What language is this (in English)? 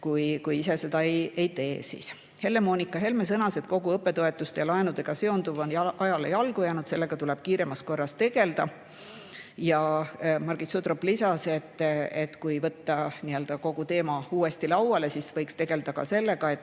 Estonian